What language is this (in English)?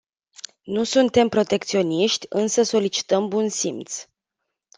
Romanian